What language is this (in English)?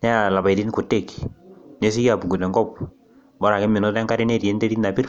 Masai